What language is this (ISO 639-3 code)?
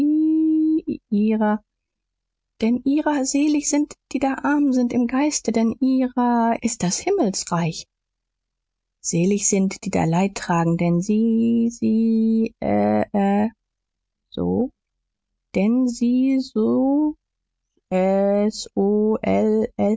deu